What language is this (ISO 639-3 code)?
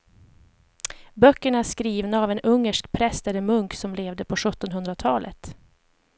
swe